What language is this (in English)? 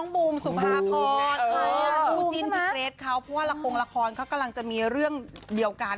Thai